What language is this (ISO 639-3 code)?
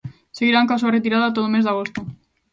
glg